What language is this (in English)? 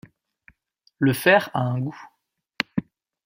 French